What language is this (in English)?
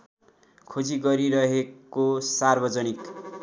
Nepali